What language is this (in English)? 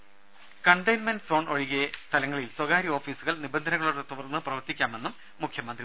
Malayalam